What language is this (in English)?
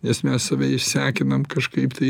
Lithuanian